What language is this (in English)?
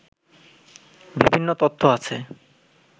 Bangla